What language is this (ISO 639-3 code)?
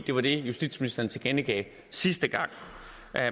dan